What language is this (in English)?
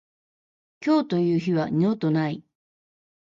Japanese